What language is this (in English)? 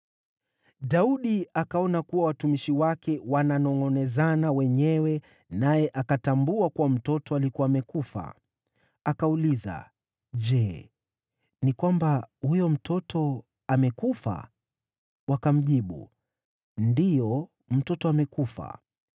Swahili